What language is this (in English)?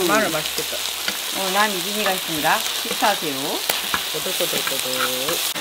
Korean